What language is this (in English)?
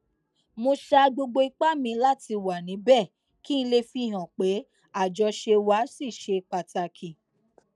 Yoruba